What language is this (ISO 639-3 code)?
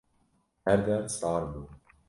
kur